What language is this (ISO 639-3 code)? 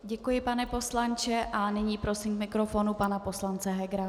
ces